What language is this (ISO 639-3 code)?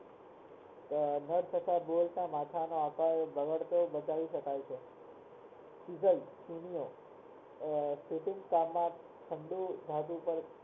guj